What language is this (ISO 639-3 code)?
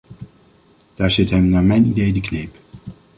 nld